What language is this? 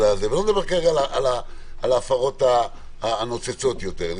Hebrew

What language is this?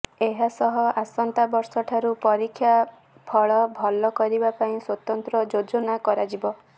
Odia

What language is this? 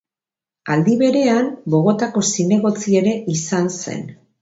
Basque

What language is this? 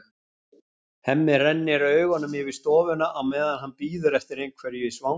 Icelandic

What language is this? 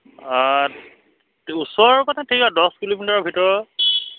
Assamese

